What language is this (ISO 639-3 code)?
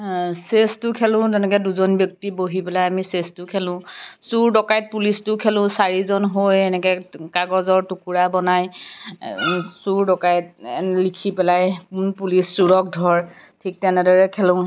asm